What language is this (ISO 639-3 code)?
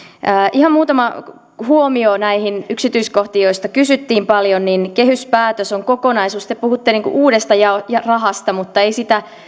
fin